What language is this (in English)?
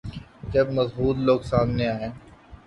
Urdu